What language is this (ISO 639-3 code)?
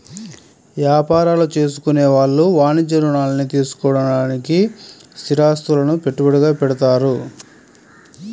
tel